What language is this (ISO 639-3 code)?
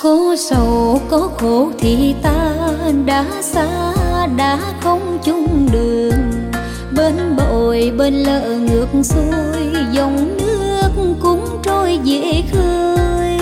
vie